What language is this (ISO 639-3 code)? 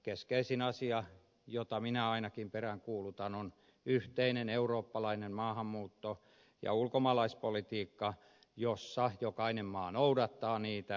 fin